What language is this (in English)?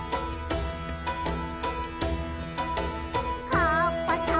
Japanese